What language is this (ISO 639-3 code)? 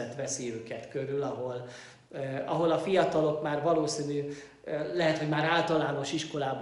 hun